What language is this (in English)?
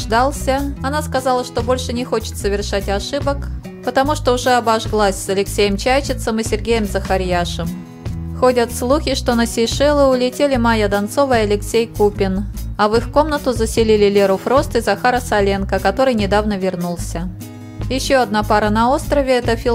Russian